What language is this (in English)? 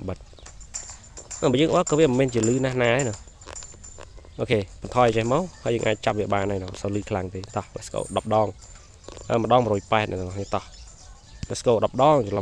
Thai